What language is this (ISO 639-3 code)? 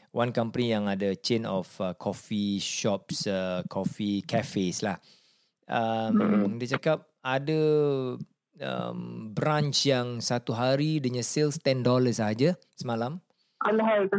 msa